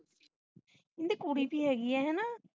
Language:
Punjabi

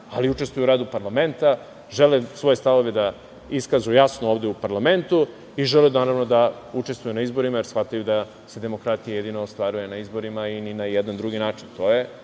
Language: Serbian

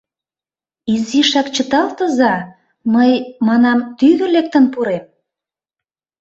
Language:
Mari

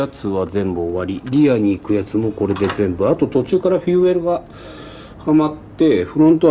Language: Japanese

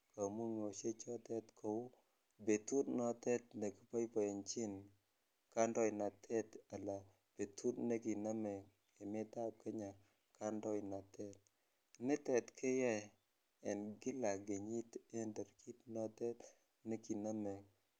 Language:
Kalenjin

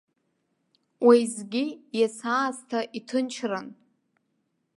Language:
Abkhazian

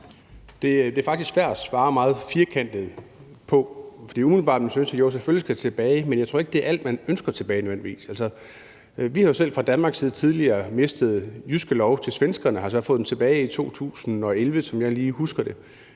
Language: Danish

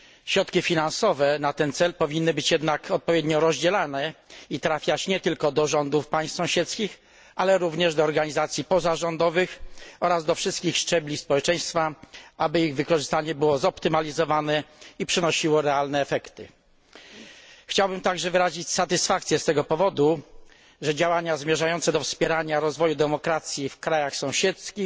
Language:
Polish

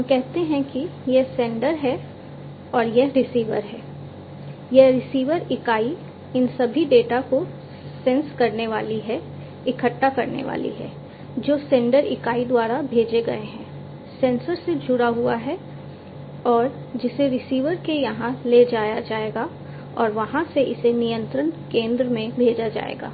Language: Hindi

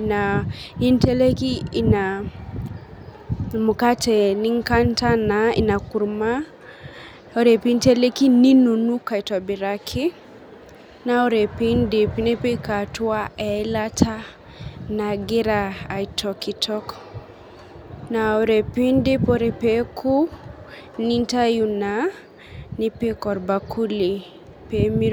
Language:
Masai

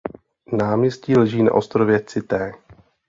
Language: Czech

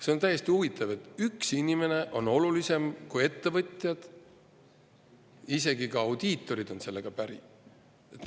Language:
Estonian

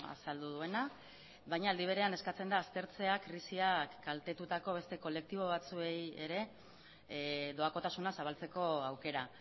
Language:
Basque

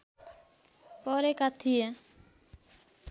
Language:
Nepali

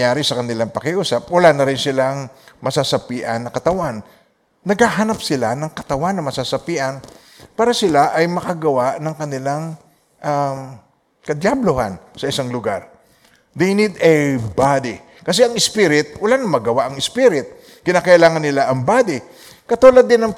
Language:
Filipino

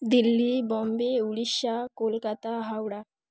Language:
Bangla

